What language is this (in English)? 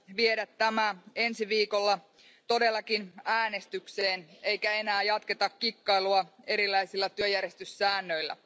Finnish